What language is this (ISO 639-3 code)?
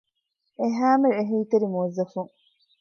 div